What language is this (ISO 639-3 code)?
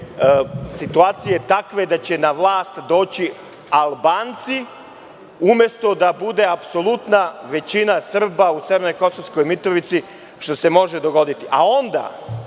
srp